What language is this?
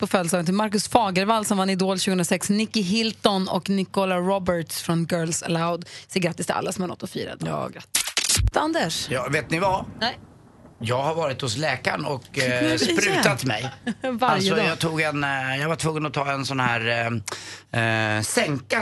Swedish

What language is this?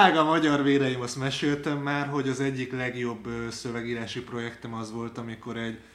Hungarian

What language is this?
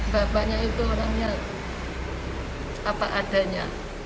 Indonesian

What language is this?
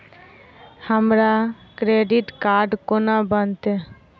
Maithili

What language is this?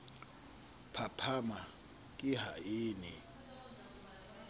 Southern Sotho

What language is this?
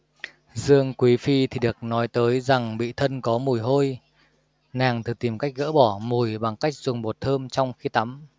Vietnamese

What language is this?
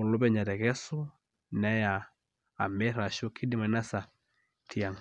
Masai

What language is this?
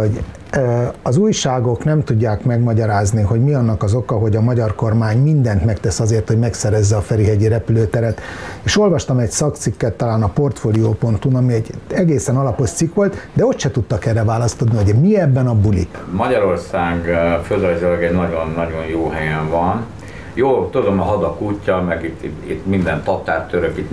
Hungarian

